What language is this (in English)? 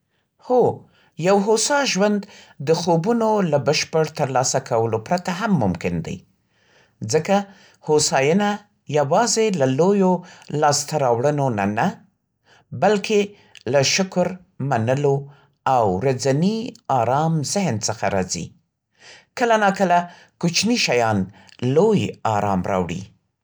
Central Pashto